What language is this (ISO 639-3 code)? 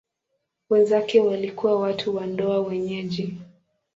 swa